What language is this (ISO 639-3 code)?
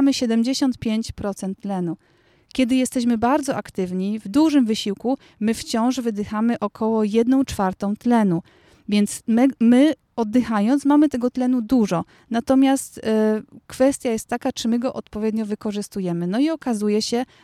pol